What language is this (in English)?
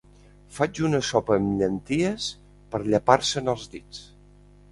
Catalan